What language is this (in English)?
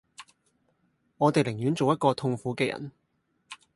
Cantonese